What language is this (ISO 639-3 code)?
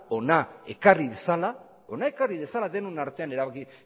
eus